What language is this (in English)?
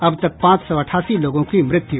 Hindi